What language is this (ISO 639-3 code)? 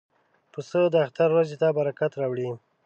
pus